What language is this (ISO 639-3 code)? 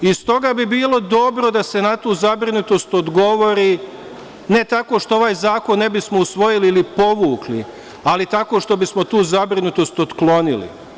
srp